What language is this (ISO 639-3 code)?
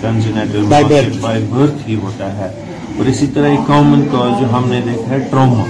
urd